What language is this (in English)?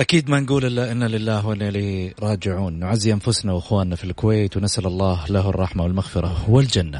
Arabic